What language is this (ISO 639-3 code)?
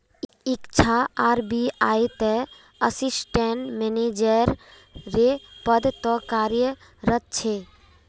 mag